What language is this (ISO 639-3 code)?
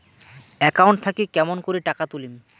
ben